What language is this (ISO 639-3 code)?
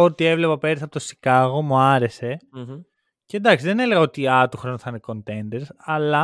ell